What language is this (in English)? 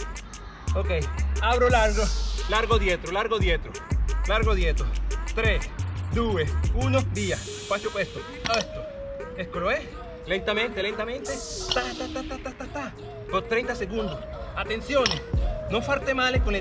Spanish